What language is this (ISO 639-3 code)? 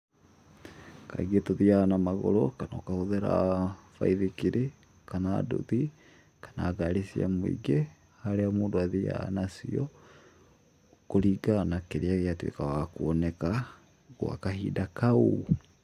kik